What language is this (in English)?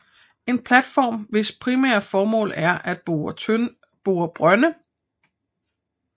Danish